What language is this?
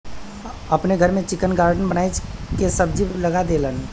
Bhojpuri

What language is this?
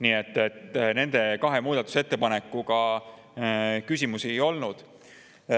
Estonian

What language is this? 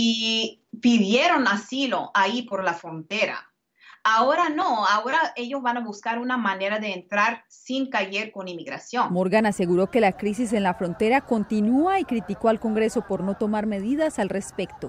Spanish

